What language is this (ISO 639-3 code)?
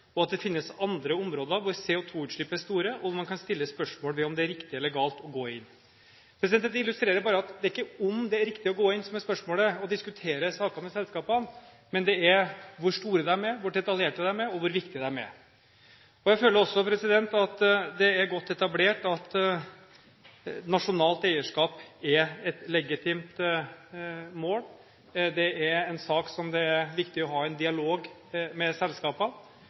nob